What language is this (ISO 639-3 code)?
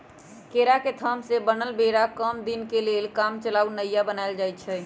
mag